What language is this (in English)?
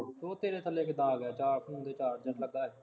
Punjabi